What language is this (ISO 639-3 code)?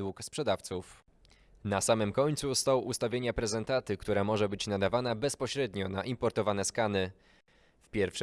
pol